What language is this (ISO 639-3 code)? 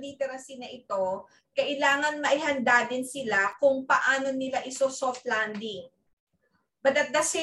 fil